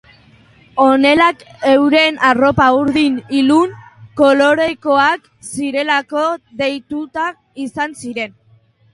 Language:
Basque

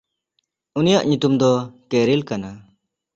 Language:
Santali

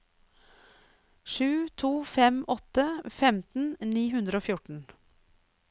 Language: Norwegian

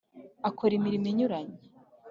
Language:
Kinyarwanda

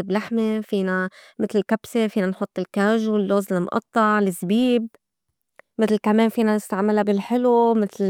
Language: North Levantine Arabic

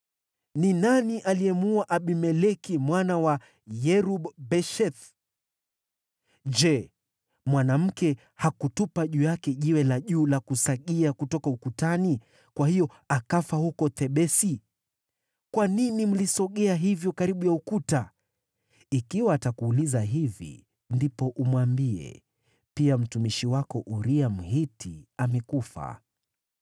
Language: Swahili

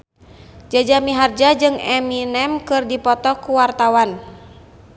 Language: Sundanese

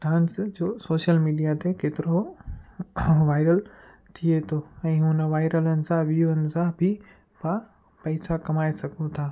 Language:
Sindhi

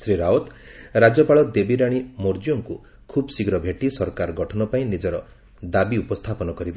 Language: Odia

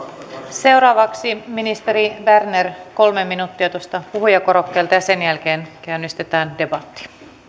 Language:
Finnish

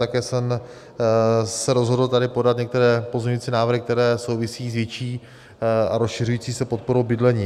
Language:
Czech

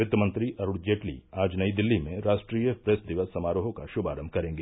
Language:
Hindi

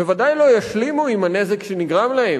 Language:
Hebrew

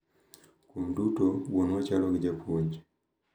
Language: Luo (Kenya and Tanzania)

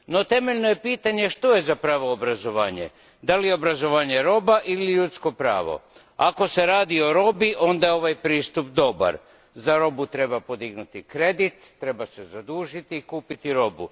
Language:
Croatian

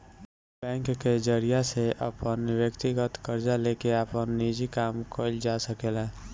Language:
Bhojpuri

